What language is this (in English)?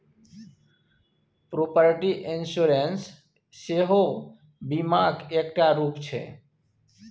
Maithili